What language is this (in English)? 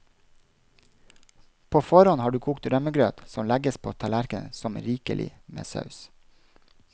Norwegian